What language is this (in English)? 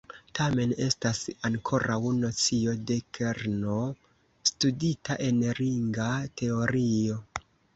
Esperanto